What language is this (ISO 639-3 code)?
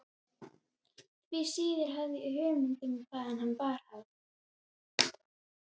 isl